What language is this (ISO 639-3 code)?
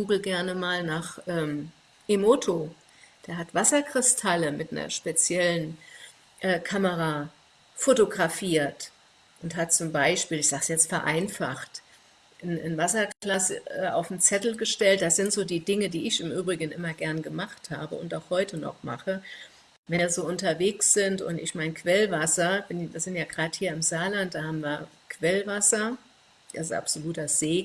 deu